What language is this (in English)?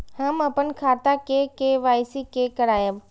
Maithili